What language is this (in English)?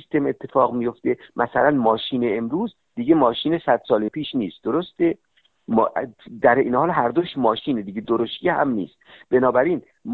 Persian